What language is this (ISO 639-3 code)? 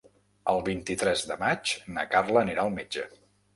cat